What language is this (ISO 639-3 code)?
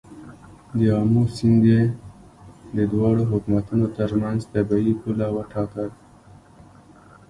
pus